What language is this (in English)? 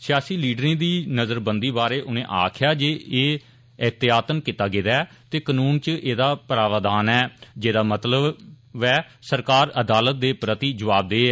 Dogri